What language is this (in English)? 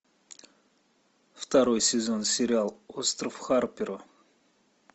Russian